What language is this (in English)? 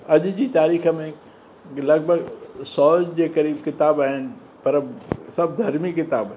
Sindhi